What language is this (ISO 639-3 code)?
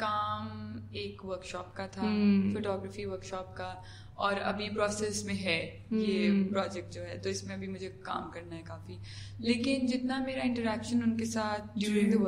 urd